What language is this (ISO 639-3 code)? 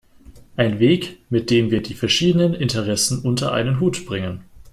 deu